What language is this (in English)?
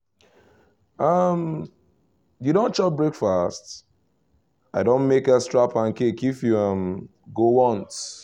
Nigerian Pidgin